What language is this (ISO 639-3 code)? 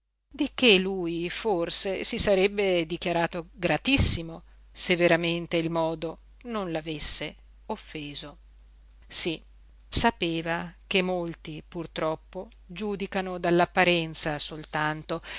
ita